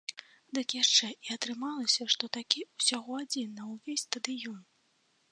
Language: Belarusian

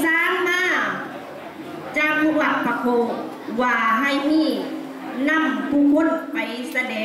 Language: Thai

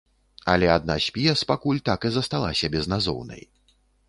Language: Belarusian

